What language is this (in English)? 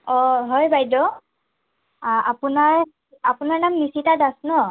Assamese